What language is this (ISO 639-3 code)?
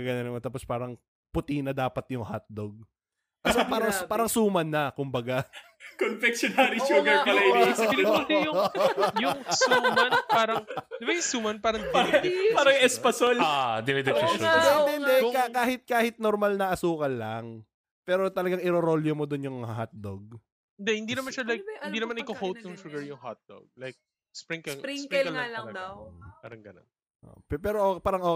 fil